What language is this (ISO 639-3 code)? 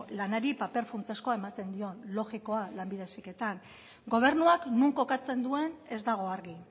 eus